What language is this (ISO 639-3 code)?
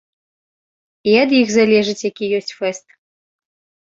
bel